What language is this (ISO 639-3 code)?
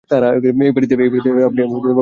ben